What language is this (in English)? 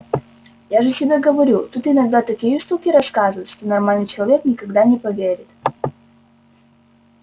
Russian